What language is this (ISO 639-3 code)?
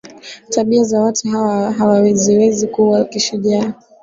swa